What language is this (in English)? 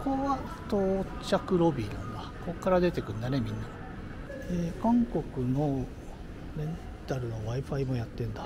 Japanese